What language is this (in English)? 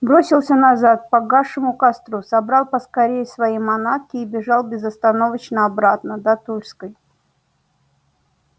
Russian